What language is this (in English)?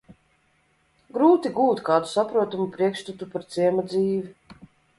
Latvian